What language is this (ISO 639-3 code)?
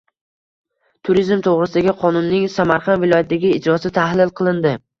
uzb